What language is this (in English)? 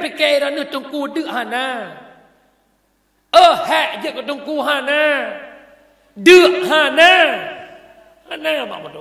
Malay